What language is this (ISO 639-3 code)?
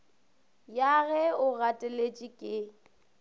nso